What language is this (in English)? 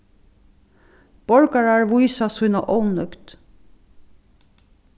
Faroese